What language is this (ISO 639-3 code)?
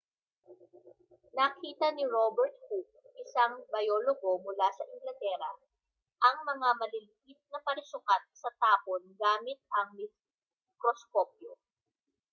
fil